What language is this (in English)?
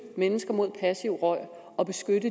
Danish